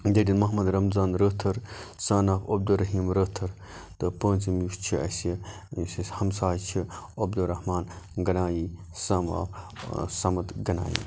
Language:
Kashmiri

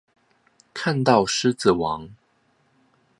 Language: Chinese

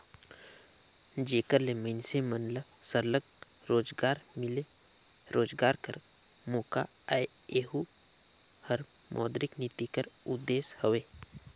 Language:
Chhattisgarhi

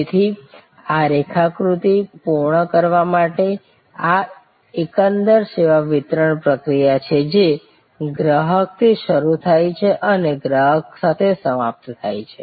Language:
Gujarati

